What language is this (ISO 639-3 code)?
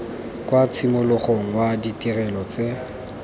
tsn